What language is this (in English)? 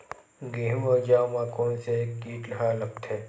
Chhattisgarhi